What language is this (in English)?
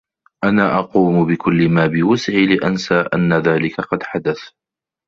Arabic